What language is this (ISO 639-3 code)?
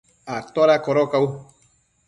mcf